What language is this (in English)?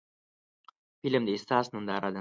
Pashto